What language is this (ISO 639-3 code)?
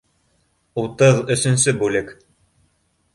bak